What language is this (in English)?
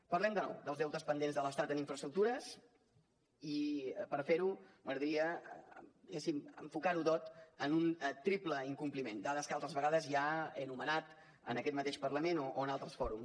Catalan